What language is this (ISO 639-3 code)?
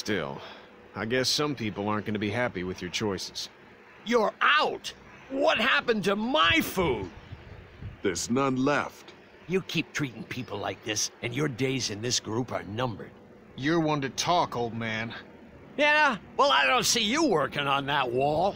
eng